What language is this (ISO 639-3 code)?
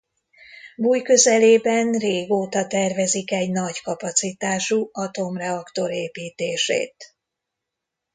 hun